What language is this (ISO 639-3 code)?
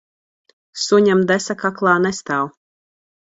lav